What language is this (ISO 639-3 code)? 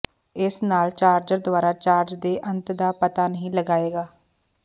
pan